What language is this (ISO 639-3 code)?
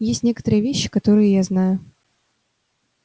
rus